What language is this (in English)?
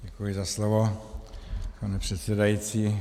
Czech